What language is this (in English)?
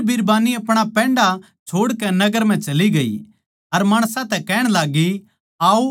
Haryanvi